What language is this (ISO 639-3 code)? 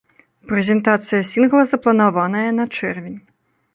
bel